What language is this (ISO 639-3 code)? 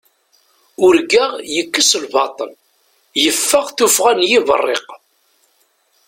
kab